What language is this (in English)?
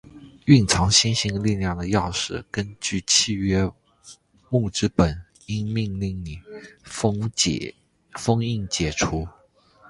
Chinese